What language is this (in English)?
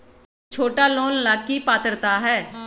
Magahi